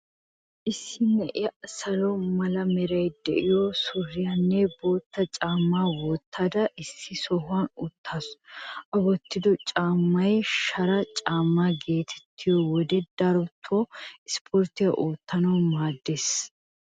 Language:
Wolaytta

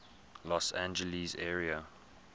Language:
English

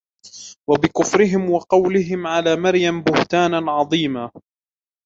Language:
Arabic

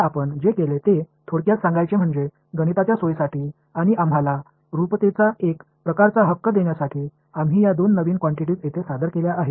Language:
Marathi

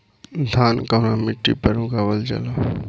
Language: Bhojpuri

